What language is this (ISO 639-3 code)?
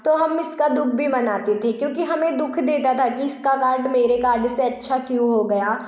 hin